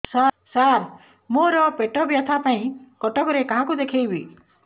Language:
Odia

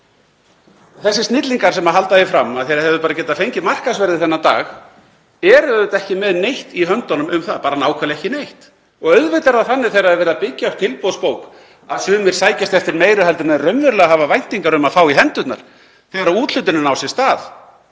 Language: Icelandic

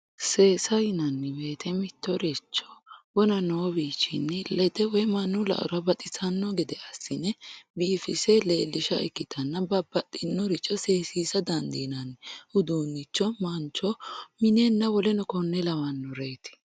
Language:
Sidamo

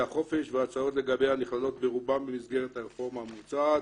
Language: Hebrew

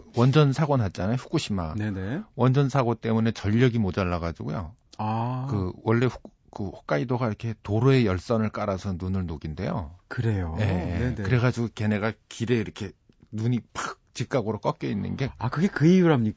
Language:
Korean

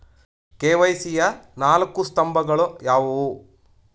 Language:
Kannada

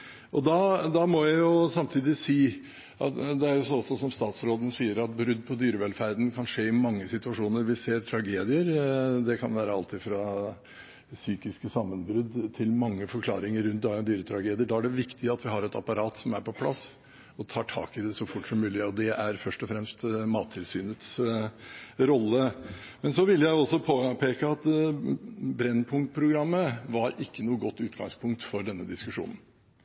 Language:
Norwegian Bokmål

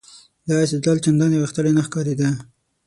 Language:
Pashto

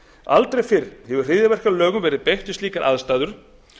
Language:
Icelandic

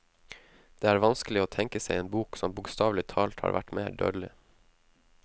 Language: Norwegian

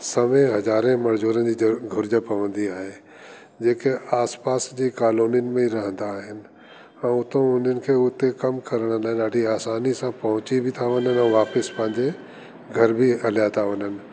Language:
Sindhi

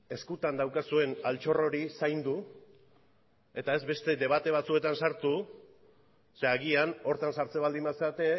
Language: Basque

